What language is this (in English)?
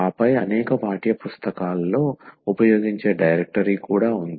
Telugu